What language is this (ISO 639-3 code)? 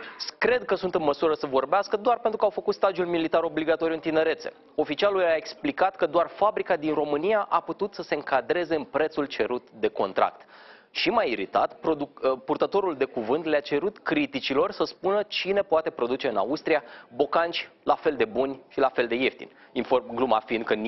ron